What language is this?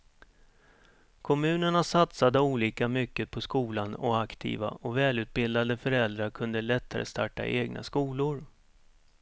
Swedish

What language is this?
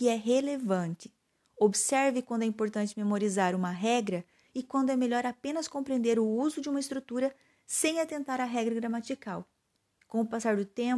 Portuguese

